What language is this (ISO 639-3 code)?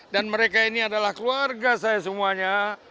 ind